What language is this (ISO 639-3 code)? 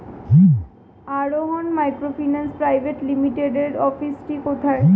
ben